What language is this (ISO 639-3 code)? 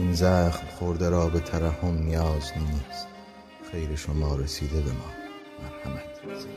fas